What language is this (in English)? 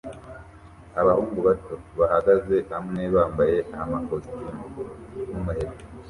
Kinyarwanda